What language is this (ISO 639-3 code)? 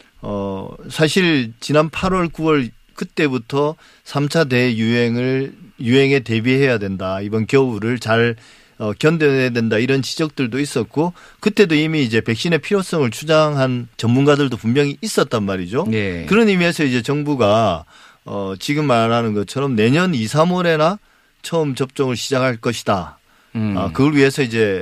kor